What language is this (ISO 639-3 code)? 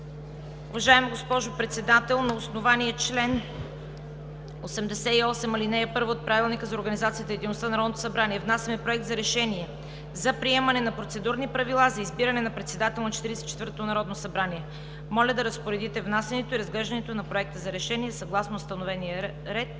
bul